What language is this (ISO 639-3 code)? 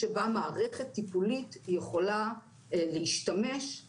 heb